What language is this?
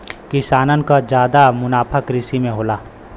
Bhojpuri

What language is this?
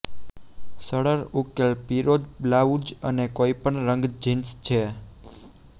Gujarati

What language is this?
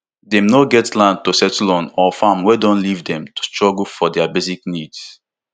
Nigerian Pidgin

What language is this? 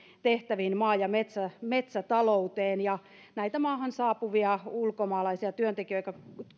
Finnish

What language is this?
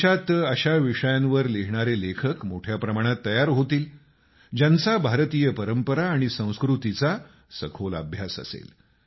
Marathi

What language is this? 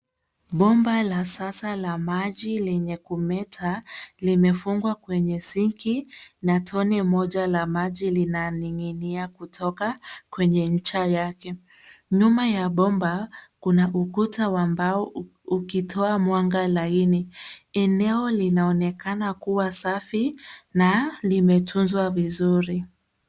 Swahili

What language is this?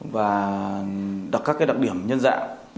Vietnamese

